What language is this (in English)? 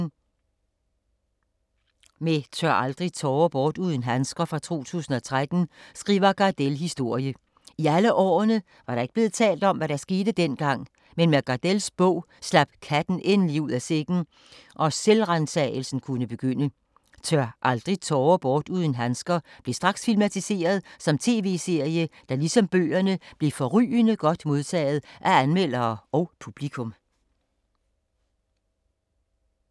Danish